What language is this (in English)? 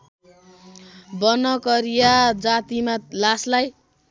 Nepali